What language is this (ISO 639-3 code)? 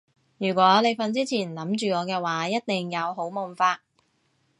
yue